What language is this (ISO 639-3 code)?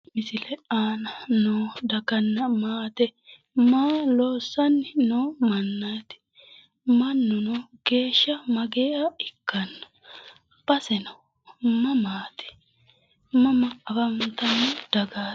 sid